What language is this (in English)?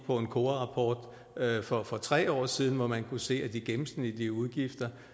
Danish